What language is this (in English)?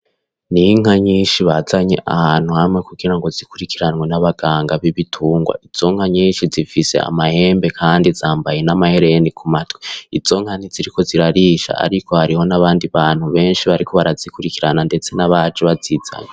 Rundi